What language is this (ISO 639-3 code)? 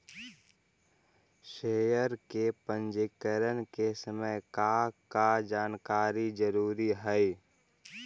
mag